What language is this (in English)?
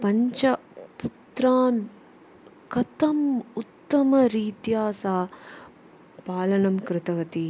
Sanskrit